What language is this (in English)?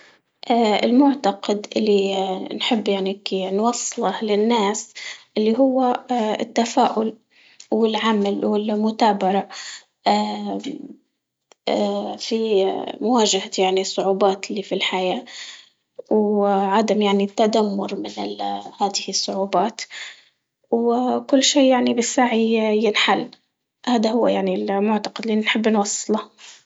Libyan Arabic